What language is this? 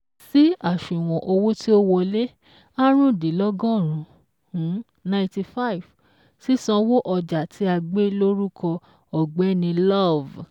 Yoruba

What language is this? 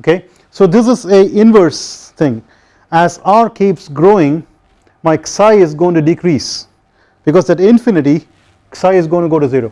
English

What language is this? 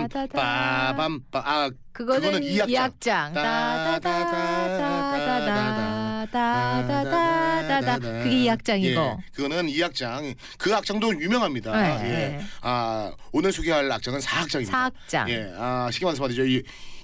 Korean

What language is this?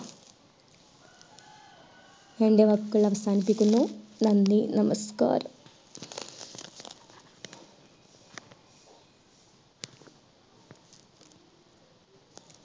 Malayalam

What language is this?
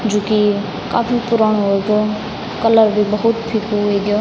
Garhwali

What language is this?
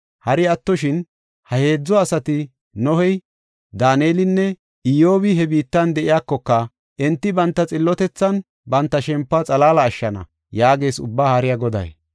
Gofa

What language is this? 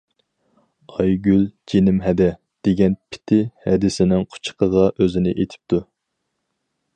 Uyghur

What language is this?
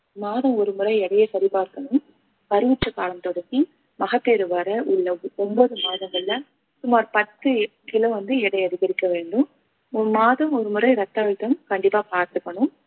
Tamil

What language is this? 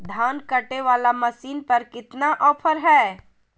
Magahi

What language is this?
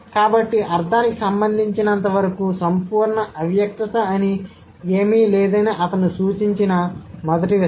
Telugu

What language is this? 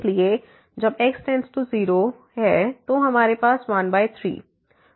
Hindi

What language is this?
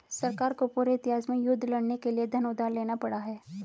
Hindi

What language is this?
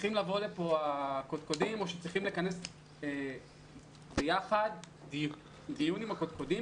Hebrew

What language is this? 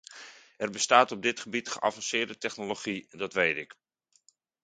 Dutch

